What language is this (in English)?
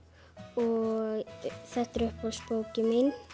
Icelandic